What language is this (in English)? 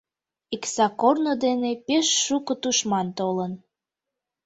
Mari